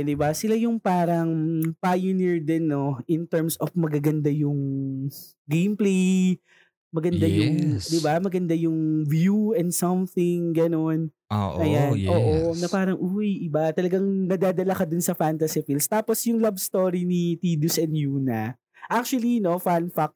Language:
Filipino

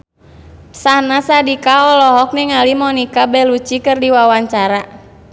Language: Sundanese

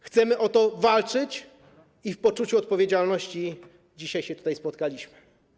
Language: Polish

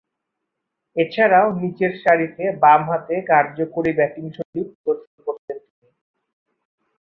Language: Bangla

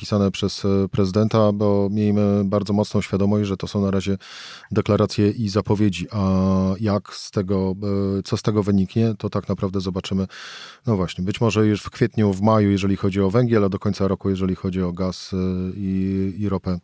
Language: Polish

